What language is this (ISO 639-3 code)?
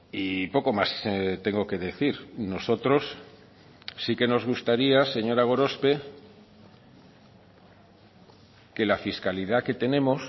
spa